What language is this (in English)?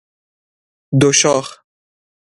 Persian